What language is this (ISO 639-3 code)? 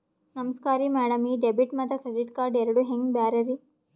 kan